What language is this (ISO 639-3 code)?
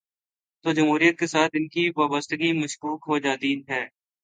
urd